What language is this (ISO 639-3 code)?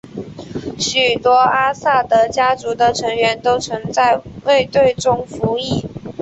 zho